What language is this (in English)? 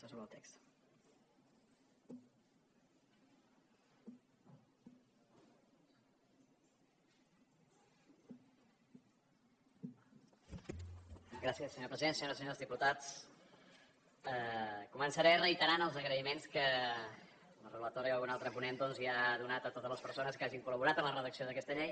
Catalan